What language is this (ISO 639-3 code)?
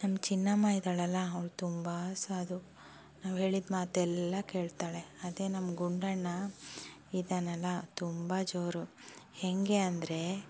kan